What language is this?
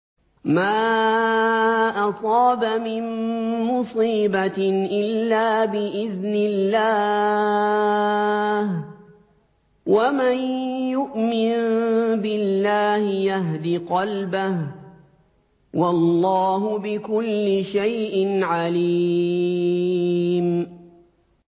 Arabic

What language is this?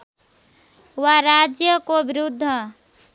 Nepali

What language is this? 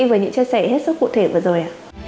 Vietnamese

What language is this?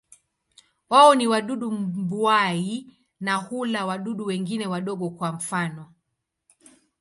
Swahili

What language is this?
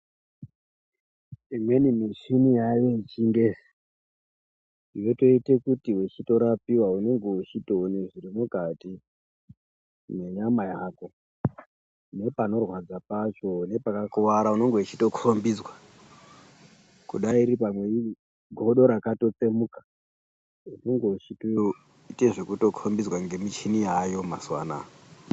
Ndau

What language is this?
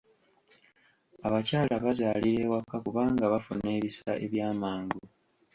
Ganda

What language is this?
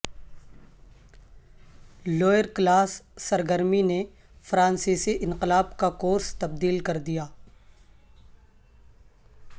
Urdu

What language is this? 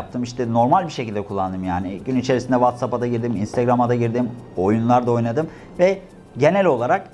Turkish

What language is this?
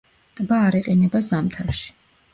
Georgian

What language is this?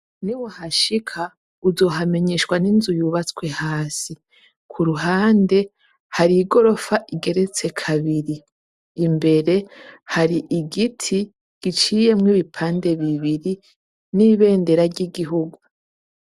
Rundi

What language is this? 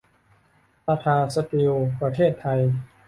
Thai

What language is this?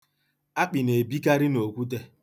Igbo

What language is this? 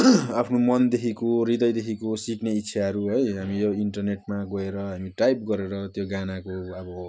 Nepali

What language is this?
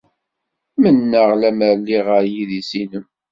Kabyle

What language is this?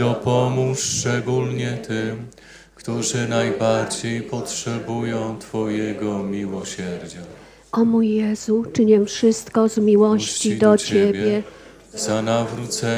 Polish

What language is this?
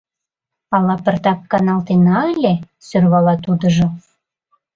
Mari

